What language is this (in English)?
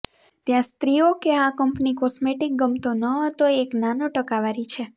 Gujarati